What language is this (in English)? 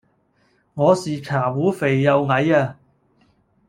Cantonese